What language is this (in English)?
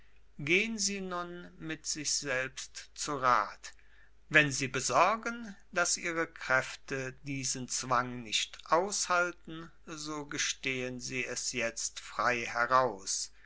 German